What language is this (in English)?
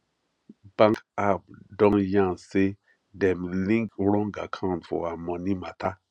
Nigerian Pidgin